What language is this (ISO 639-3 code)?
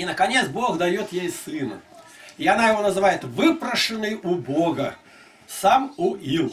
rus